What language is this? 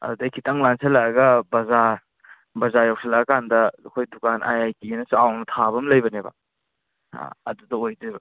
Manipuri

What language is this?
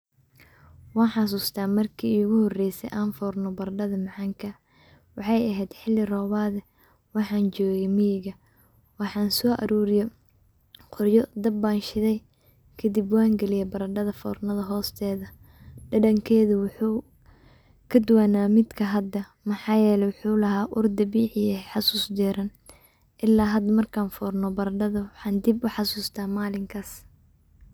Somali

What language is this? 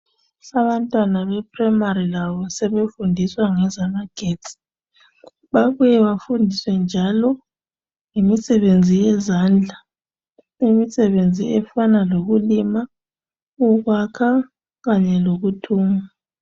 North Ndebele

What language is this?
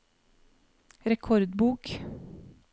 Norwegian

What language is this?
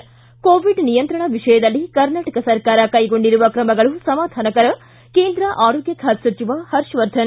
Kannada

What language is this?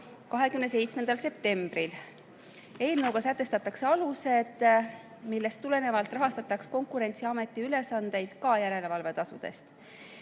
Estonian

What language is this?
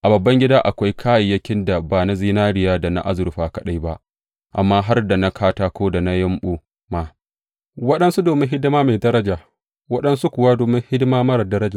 Hausa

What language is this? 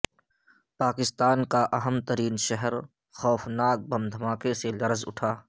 Urdu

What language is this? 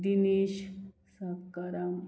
Konkani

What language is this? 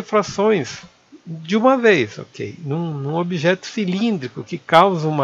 Portuguese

